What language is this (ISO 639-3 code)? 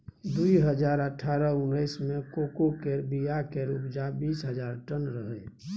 mai